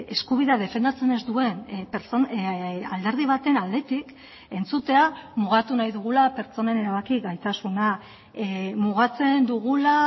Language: Basque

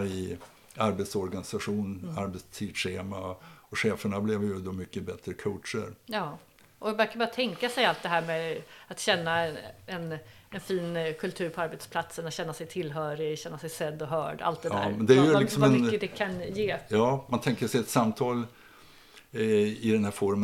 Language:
Swedish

